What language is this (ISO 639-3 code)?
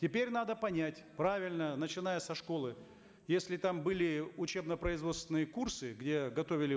kaz